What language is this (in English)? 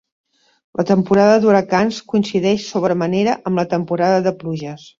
Catalan